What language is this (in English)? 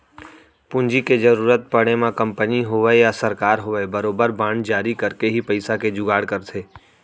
Chhattisgarhi